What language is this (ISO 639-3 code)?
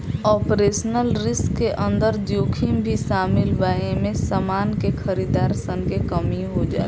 bho